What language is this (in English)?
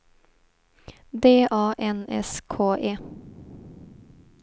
Swedish